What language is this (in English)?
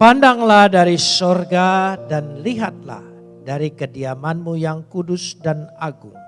Indonesian